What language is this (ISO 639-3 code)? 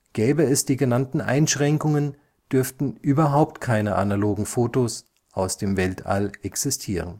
deu